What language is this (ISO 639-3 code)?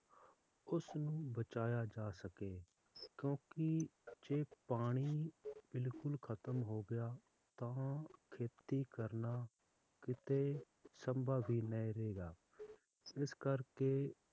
pan